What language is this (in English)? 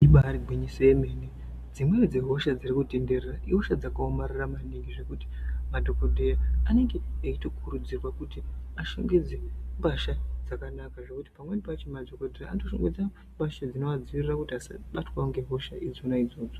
Ndau